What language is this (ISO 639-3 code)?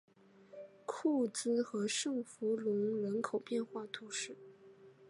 zho